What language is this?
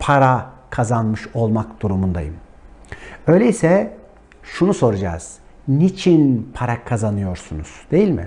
Turkish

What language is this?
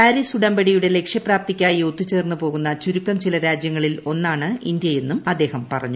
Malayalam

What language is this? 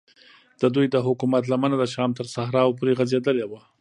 Pashto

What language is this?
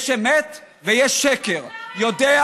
Hebrew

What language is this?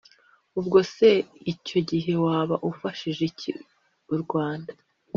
Kinyarwanda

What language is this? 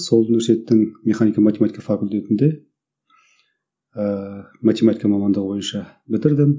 Kazakh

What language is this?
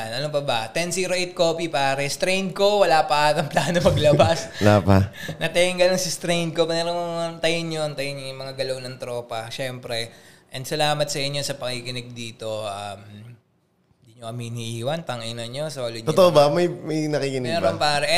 Filipino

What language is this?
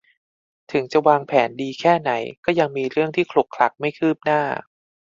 Thai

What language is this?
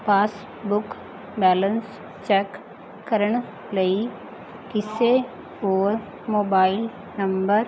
Punjabi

